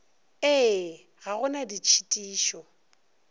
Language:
Northern Sotho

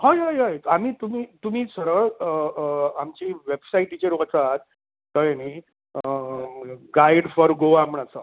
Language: Konkani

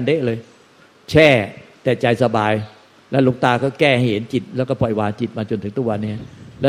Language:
Thai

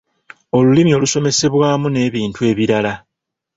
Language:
Ganda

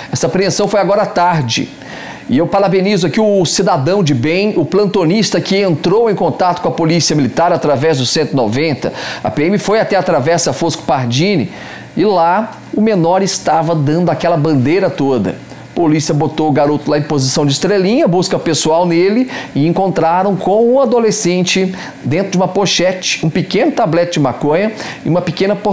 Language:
Portuguese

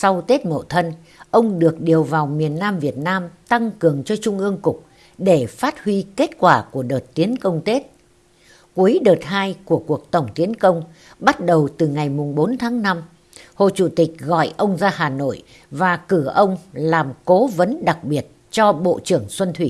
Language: Vietnamese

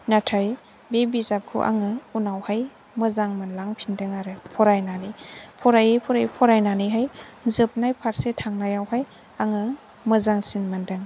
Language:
Bodo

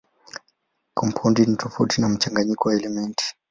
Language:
Swahili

